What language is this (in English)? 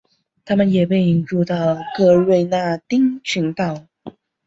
Chinese